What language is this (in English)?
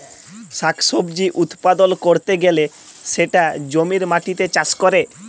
Bangla